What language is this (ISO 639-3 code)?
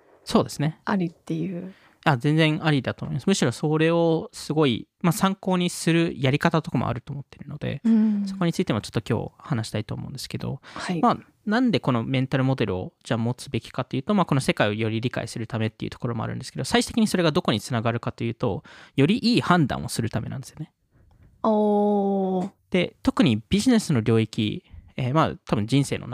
jpn